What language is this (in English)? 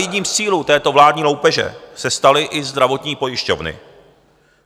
Czech